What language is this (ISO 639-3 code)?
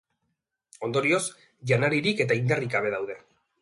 eus